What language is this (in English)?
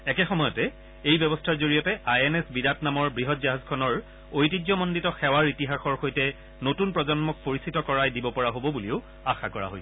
Assamese